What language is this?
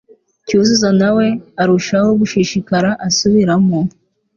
Kinyarwanda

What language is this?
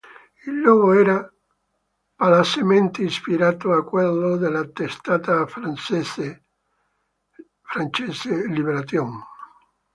Italian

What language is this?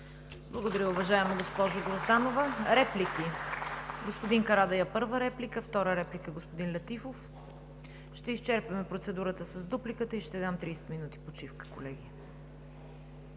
Bulgarian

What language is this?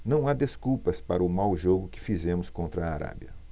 Portuguese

